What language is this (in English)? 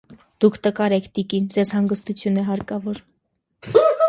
Armenian